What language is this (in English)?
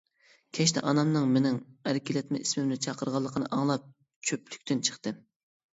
Uyghur